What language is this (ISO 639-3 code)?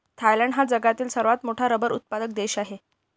mar